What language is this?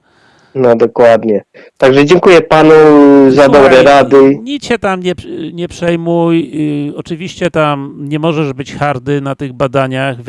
Polish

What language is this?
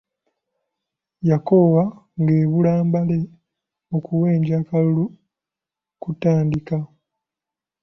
Ganda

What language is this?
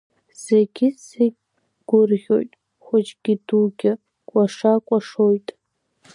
Abkhazian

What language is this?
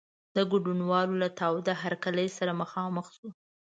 Pashto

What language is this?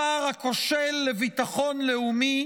Hebrew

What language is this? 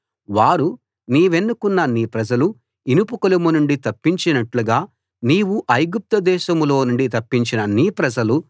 Telugu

